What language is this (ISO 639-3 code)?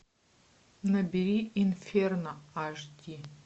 rus